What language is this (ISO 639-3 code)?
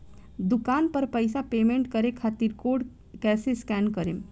bho